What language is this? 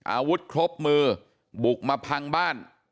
Thai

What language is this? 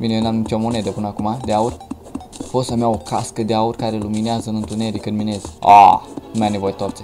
Romanian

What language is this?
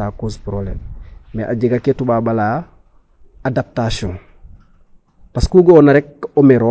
Serer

